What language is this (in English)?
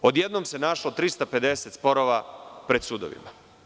Serbian